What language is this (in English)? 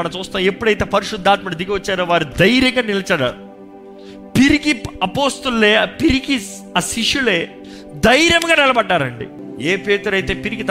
Telugu